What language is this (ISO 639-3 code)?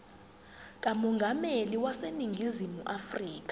zul